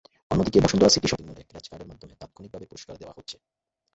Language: Bangla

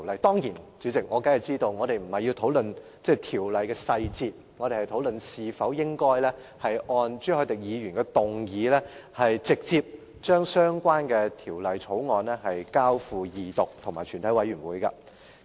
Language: Cantonese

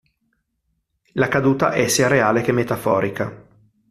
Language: Italian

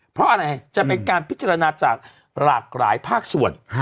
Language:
Thai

